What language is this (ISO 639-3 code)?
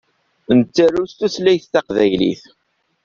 kab